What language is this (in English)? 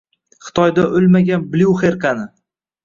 Uzbek